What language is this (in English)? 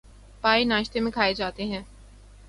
Urdu